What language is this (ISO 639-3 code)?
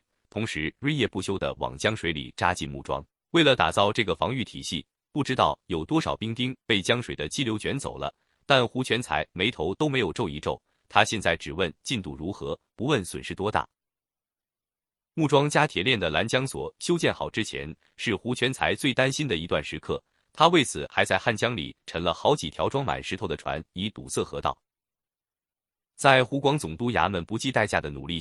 zho